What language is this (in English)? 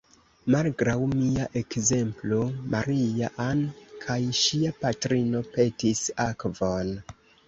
Esperanto